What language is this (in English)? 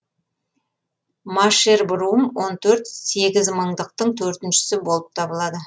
Kazakh